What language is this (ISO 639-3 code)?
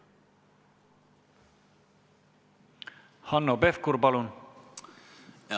est